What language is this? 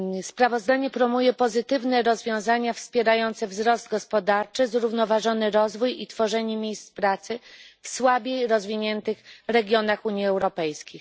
Polish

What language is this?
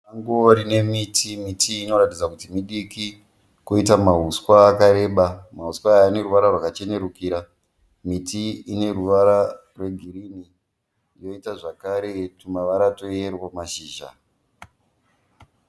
Shona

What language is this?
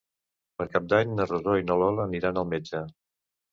Catalan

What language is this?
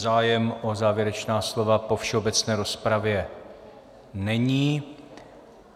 Czech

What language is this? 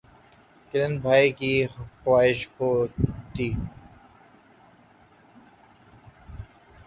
Urdu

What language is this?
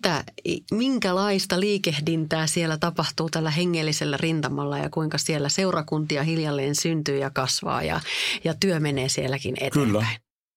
Finnish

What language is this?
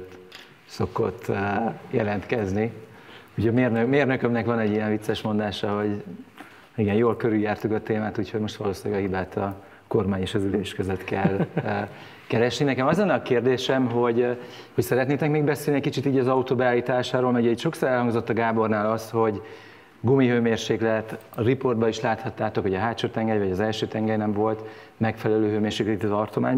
Hungarian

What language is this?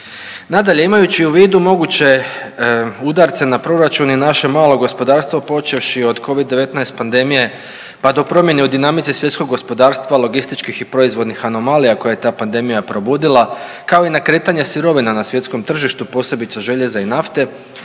Croatian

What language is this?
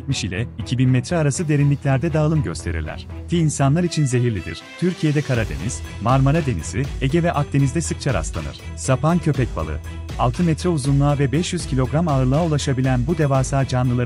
Turkish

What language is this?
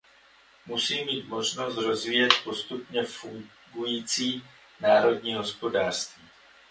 Czech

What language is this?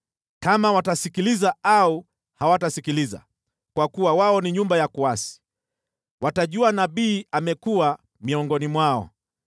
Swahili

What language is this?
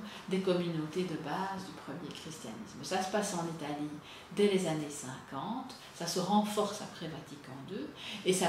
French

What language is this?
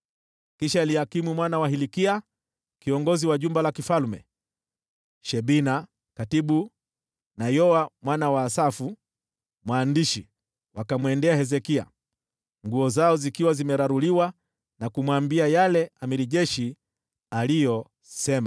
Swahili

